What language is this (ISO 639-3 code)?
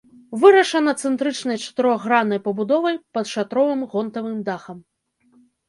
bel